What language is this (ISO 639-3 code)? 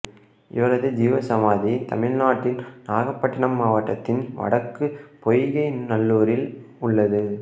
tam